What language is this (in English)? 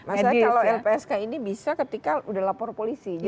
Indonesian